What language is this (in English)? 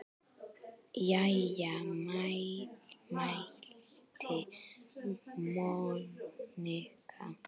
Icelandic